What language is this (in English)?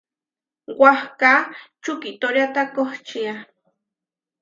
Huarijio